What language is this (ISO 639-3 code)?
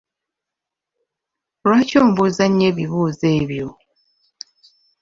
lug